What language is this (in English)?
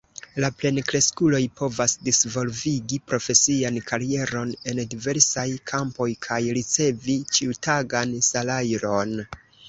Esperanto